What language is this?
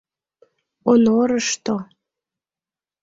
Mari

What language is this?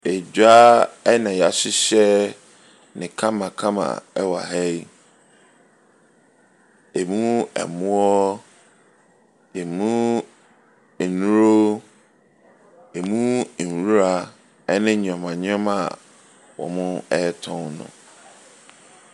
Akan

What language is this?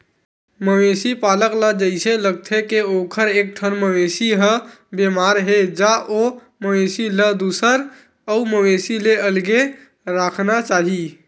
Chhattisgarhi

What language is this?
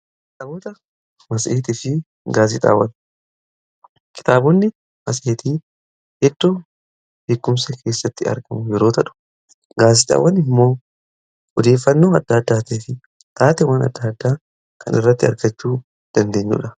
Oromo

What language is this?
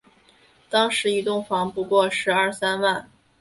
Chinese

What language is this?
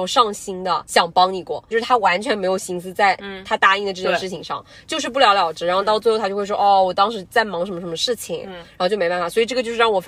Chinese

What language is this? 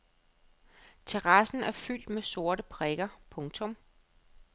Danish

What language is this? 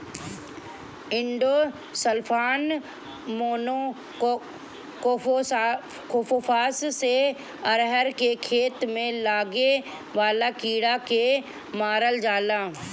Bhojpuri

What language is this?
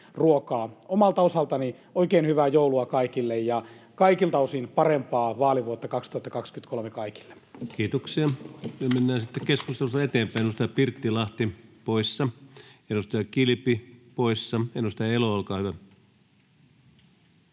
Finnish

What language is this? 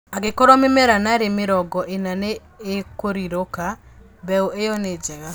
Kikuyu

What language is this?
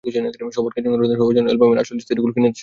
Bangla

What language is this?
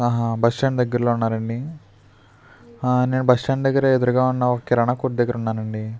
Telugu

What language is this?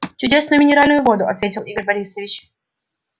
Russian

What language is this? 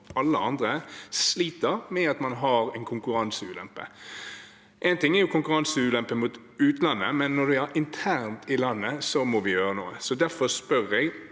Norwegian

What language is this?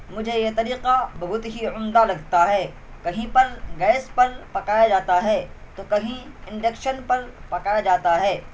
Urdu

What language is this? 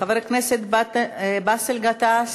Hebrew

